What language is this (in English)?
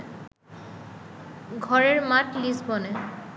Bangla